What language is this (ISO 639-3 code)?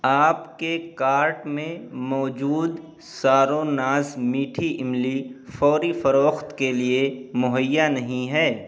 urd